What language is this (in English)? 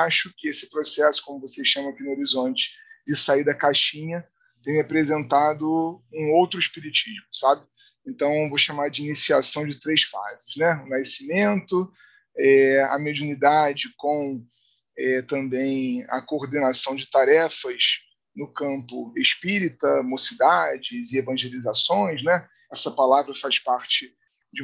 Portuguese